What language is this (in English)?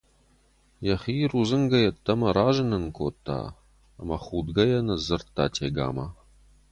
Ossetic